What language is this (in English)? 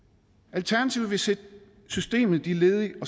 Danish